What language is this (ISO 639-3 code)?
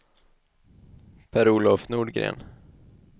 swe